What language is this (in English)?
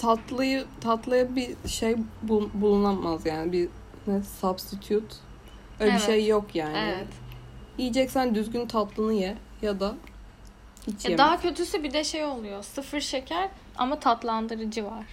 Turkish